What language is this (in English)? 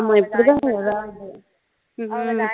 Tamil